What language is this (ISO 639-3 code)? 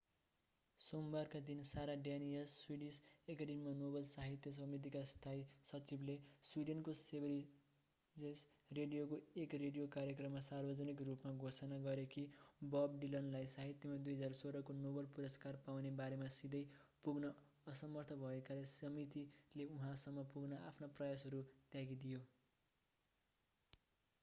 nep